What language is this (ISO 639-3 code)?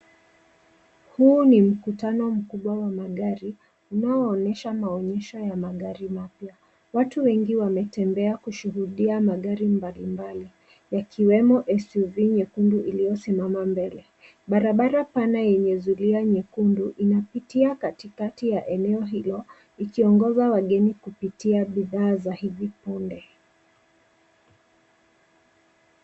swa